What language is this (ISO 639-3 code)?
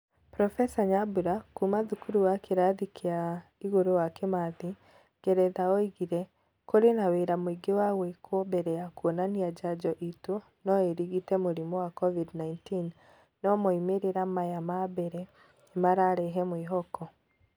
kik